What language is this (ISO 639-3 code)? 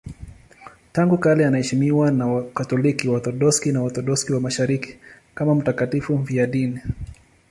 swa